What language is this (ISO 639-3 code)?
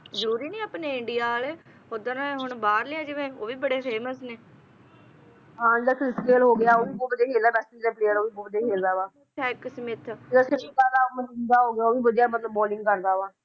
pan